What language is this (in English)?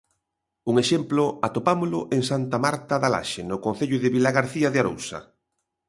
Galician